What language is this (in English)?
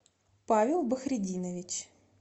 Russian